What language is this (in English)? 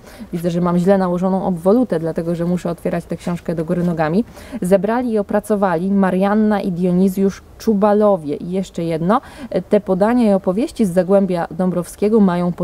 Polish